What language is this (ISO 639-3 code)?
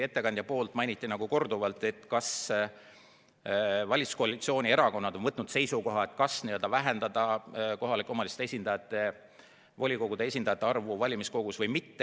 est